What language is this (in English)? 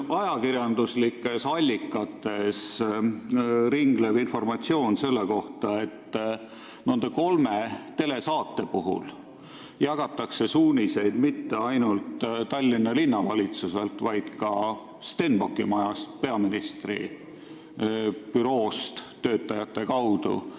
Estonian